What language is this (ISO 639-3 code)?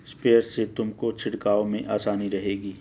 hin